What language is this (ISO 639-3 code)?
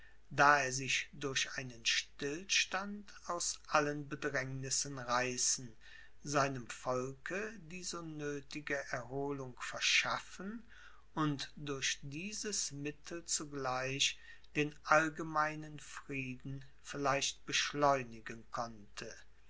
deu